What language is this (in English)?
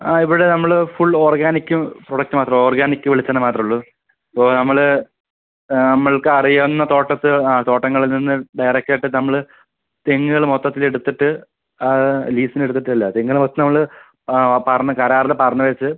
Malayalam